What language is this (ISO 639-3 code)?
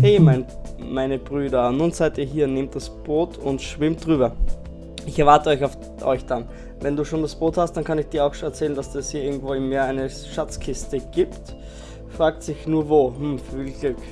deu